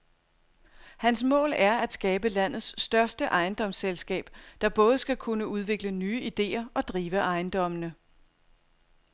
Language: Danish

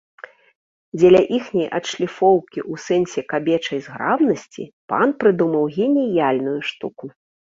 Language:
Belarusian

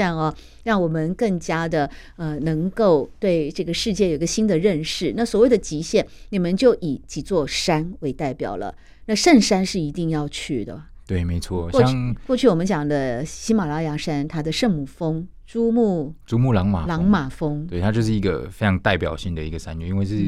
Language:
Chinese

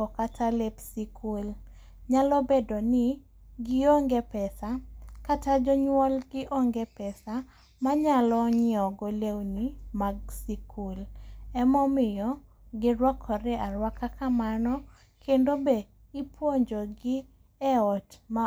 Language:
Luo (Kenya and Tanzania)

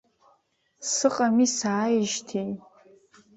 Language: Abkhazian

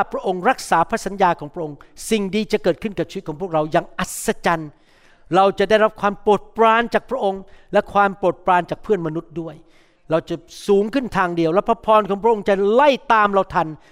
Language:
Thai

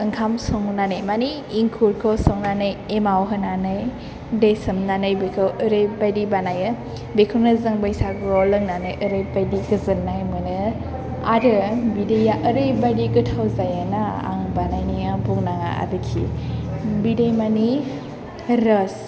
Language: Bodo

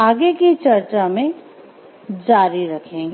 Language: Hindi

